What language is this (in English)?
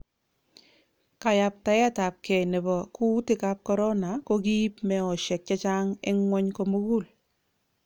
Kalenjin